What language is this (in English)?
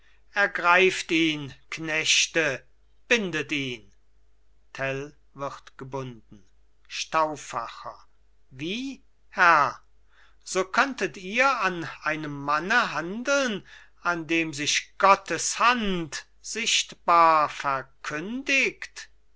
German